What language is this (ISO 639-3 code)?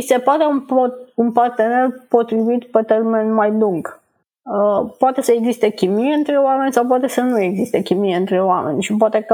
ron